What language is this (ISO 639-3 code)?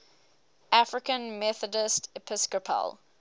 eng